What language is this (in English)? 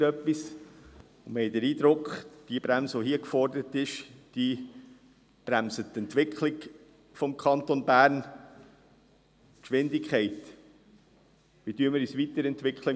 Swiss German